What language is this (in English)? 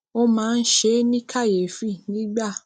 Yoruba